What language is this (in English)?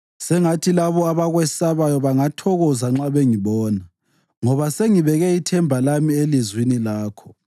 North Ndebele